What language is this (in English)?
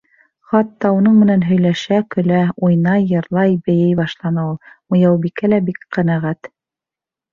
Bashkir